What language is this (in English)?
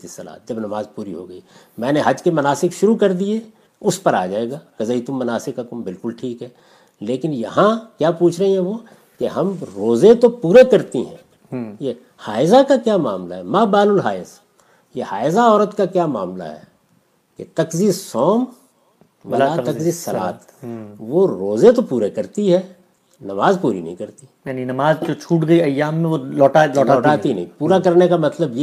Urdu